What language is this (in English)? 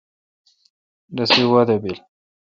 Kalkoti